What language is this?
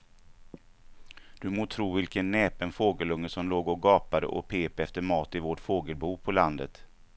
Swedish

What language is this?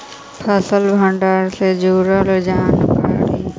Magahi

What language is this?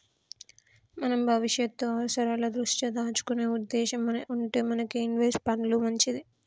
Telugu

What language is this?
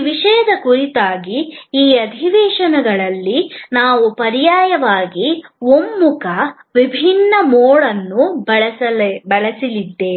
Kannada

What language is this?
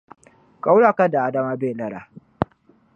Dagbani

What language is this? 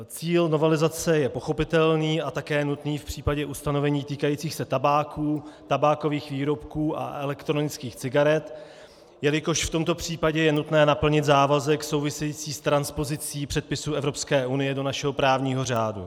Czech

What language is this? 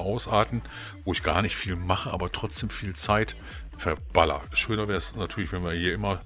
German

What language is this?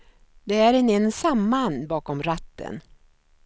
Swedish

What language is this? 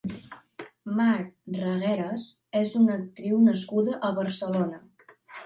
Catalan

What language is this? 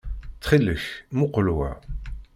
Kabyle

